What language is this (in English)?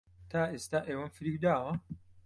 Central Kurdish